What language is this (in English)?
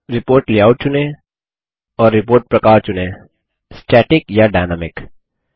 Hindi